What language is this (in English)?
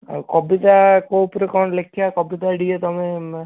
Odia